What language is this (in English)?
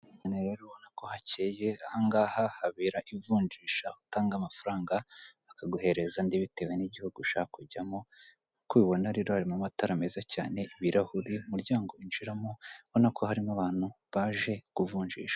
Kinyarwanda